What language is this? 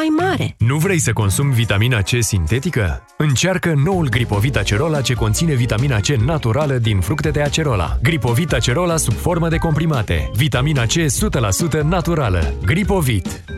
Romanian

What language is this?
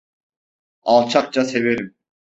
Turkish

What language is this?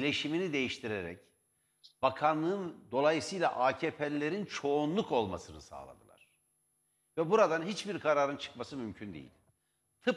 Turkish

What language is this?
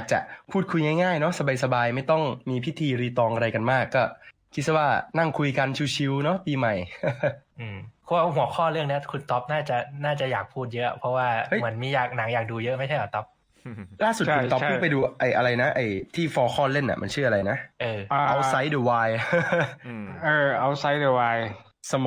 Thai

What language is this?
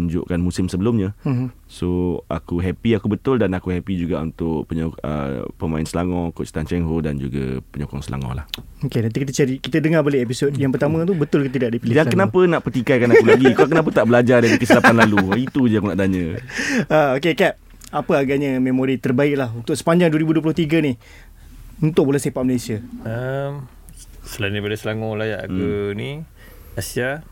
Malay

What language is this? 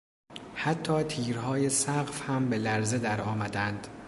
Persian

